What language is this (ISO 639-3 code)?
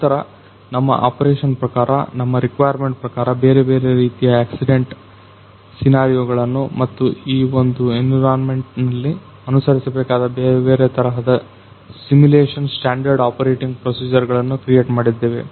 kan